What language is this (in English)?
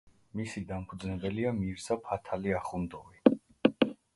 Georgian